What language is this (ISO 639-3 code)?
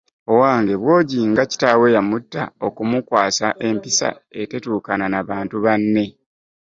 lug